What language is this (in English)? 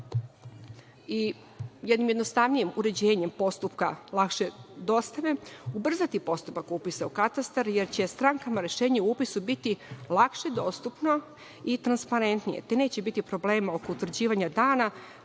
Serbian